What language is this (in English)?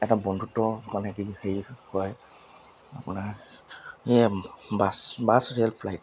Assamese